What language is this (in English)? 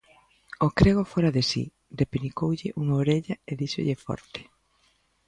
Galician